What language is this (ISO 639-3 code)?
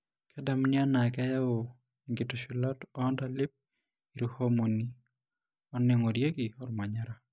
mas